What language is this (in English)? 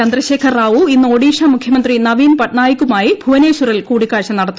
Malayalam